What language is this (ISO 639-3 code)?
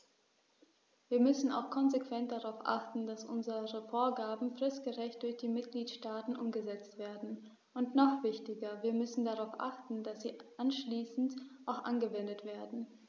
deu